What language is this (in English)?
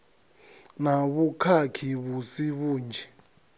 Venda